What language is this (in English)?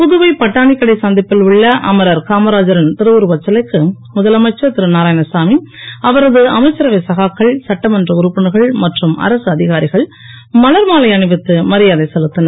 Tamil